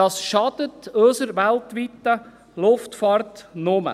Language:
Swiss German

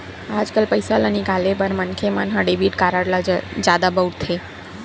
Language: Chhattisgarhi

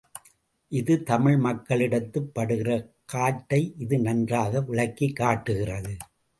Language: Tamil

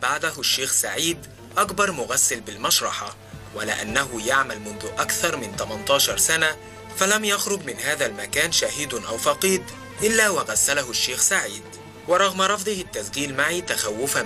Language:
Arabic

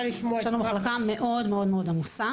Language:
Hebrew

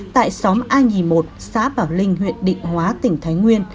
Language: Vietnamese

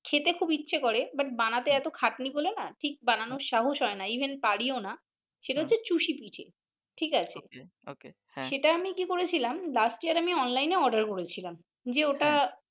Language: Bangla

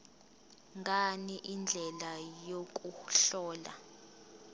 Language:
Zulu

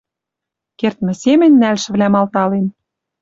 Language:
Western Mari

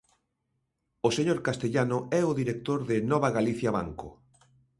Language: Galician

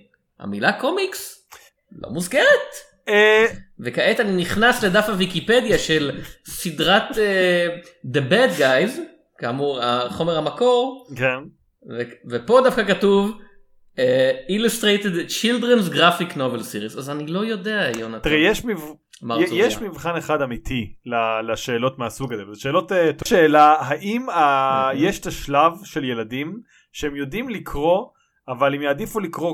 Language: Hebrew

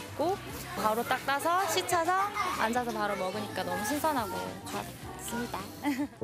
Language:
Korean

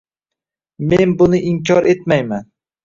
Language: Uzbek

